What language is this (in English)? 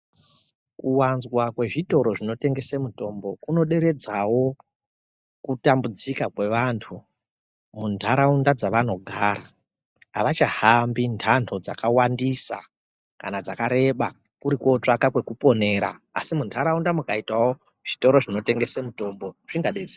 Ndau